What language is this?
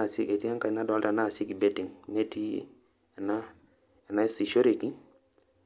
Masai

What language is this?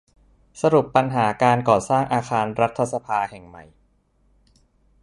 Thai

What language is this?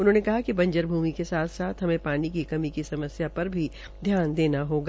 Hindi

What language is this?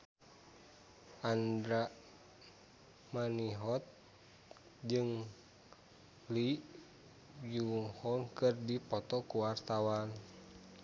Sundanese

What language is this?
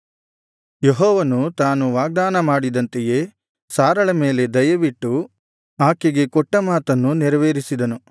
Kannada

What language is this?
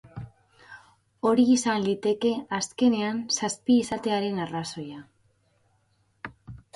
Basque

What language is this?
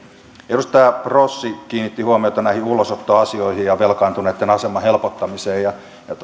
Finnish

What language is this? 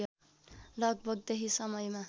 Nepali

